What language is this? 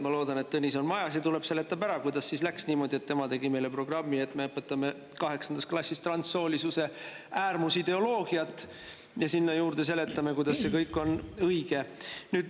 Estonian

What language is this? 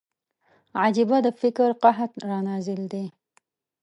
Pashto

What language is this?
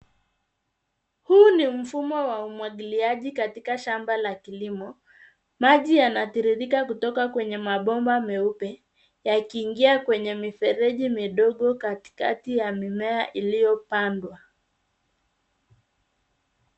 Swahili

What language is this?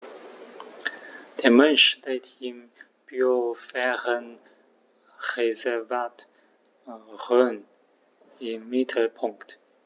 German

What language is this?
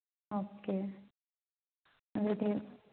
Manipuri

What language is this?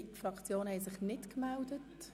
Swiss German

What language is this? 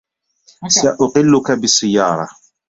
Arabic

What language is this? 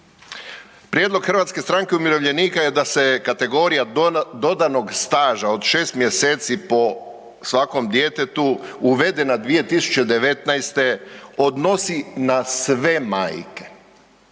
Croatian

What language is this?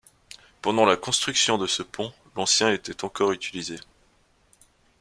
French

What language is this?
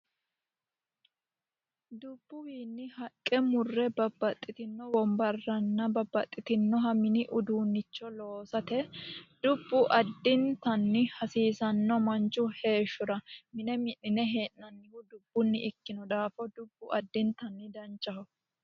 Sidamo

